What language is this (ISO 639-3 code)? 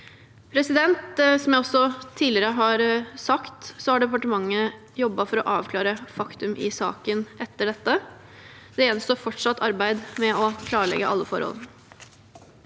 nor